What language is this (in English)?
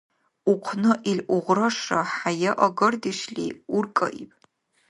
Dargwa